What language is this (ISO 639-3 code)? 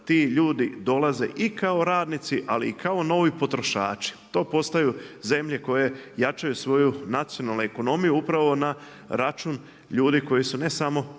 hrv